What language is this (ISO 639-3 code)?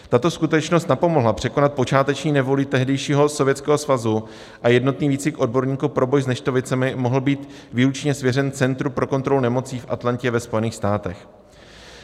ces